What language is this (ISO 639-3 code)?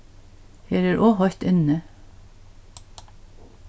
fao